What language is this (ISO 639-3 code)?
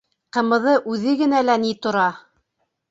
bak